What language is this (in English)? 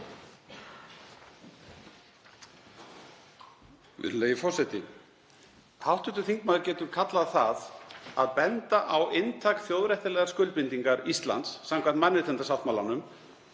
Icelandic